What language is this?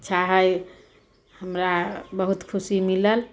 Maithili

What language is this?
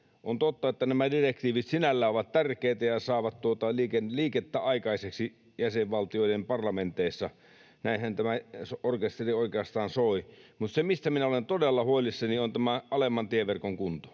Finnish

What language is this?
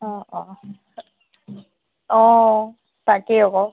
Assamese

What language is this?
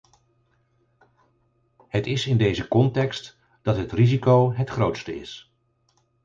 Dutch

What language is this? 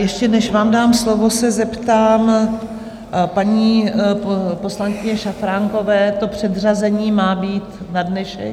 Czech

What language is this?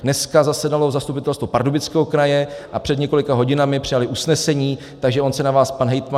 Czech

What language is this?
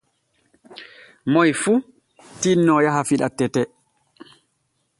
Borgu Fulfulde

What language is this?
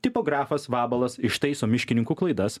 Lithuanian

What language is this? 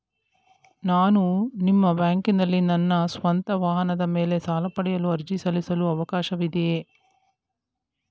Kannada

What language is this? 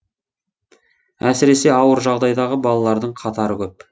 Kazakh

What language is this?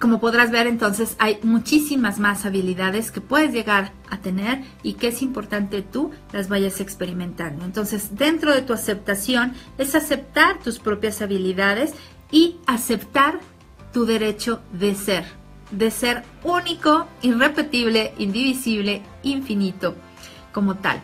Spanish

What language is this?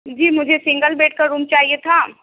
Urdu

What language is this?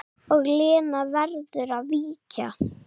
Icelandic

